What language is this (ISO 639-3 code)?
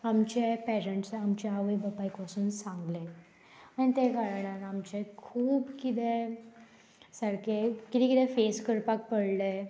kok